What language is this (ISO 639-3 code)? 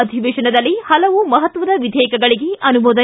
kan